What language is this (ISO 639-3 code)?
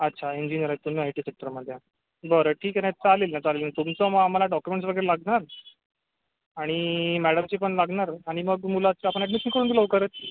mar